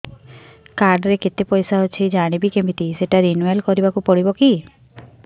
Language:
Odia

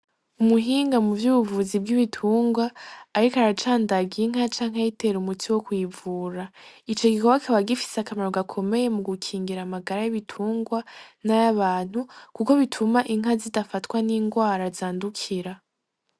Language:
Rundi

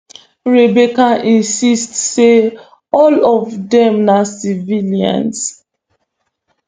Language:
Nigerian Pidgin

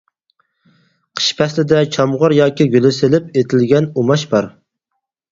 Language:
Uyghur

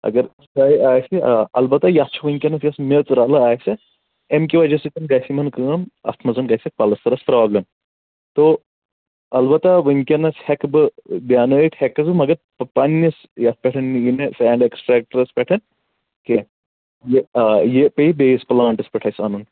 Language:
Kashmiri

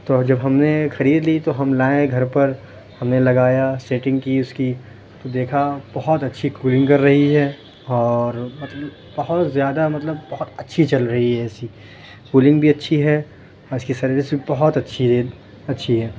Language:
Urdu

